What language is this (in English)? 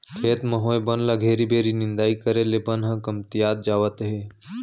Chhattisgarhi